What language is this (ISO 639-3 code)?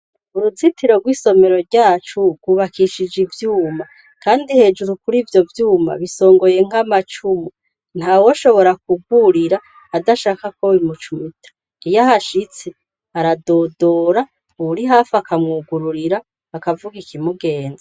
run